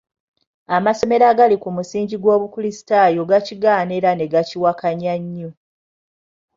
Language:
Ganda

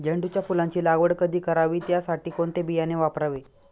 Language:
Marathi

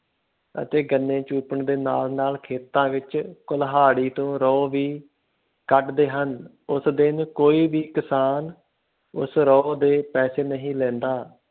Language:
Punjabi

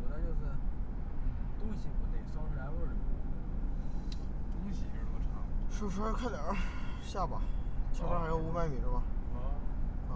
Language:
Chinese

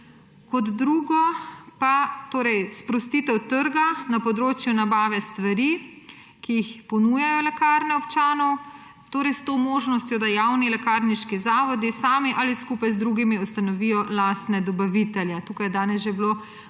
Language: Slovenian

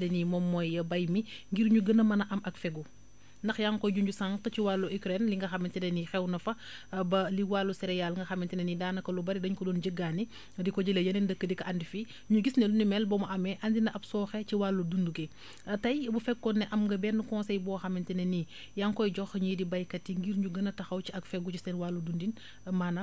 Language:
Wolof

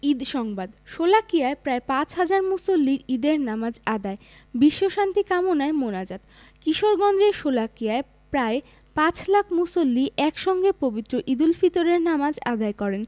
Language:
Bangla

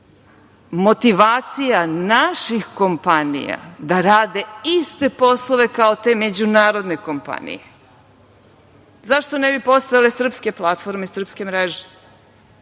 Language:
Serbian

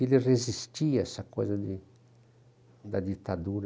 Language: Portuguese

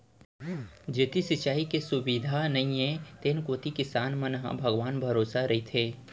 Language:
Chhattisgarhi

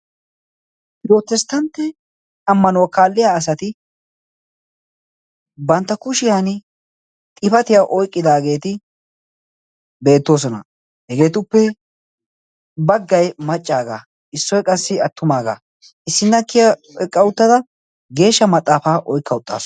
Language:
Wolaytta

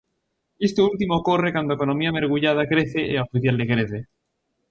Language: Galician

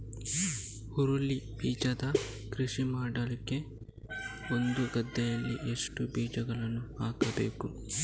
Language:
Kannada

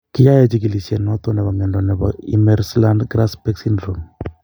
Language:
Kalenjin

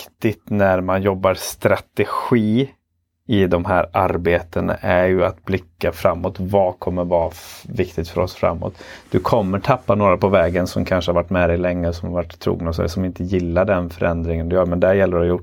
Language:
Swedish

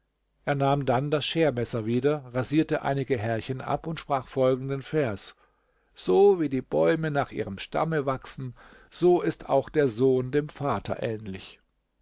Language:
German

